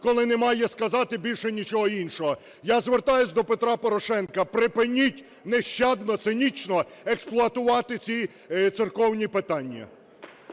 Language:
Ukrainian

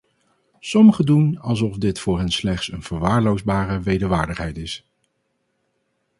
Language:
Dutch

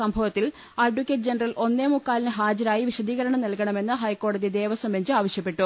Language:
Malayalam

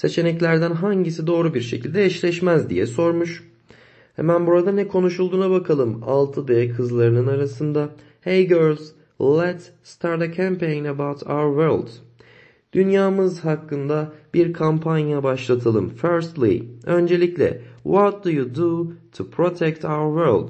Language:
Turkish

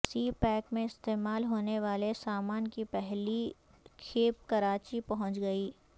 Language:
Urdu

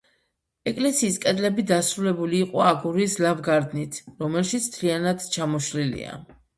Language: Georgian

